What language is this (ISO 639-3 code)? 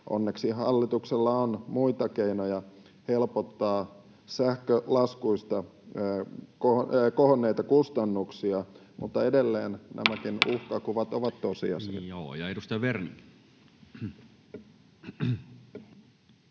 fin